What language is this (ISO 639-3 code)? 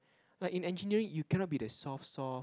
eng